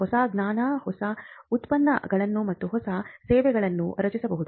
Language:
Kannada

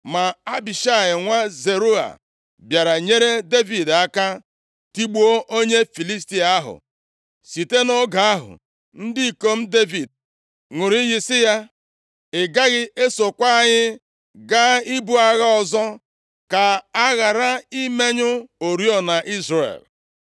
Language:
Igbo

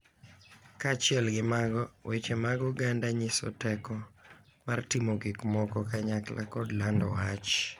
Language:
Luo (Kenya and Tanzania)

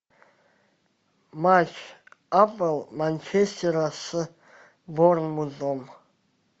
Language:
Russian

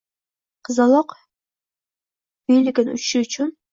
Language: Uzbek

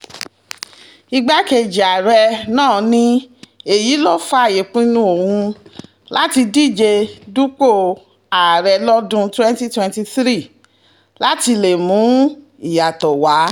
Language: Yoruba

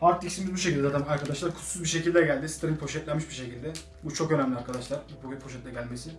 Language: Turkish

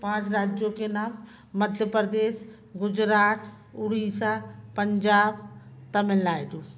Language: Hindi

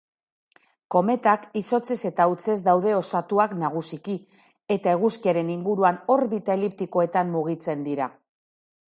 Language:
Basque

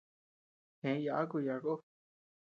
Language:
Tepeuxila Cuicatec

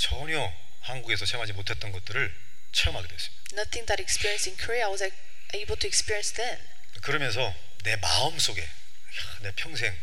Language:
Korean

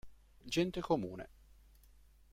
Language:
Italian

